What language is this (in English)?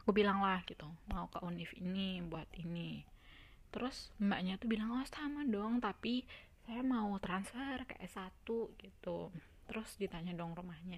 Indonesian